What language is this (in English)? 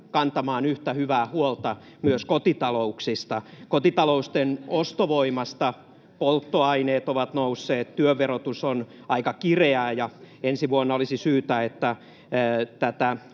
Finnish